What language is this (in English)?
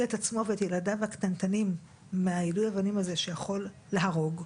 Hebrew